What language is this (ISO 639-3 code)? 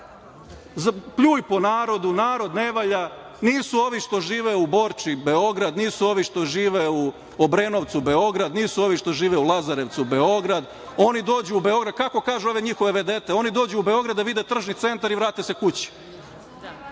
srp